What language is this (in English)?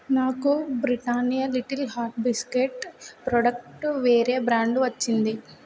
Telugu